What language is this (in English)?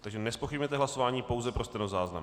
Czech